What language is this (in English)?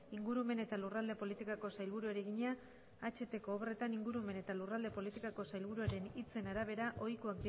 Basque